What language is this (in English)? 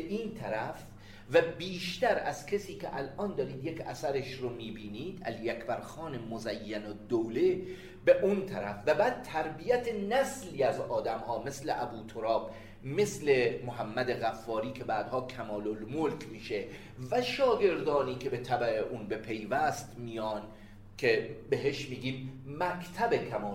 Persian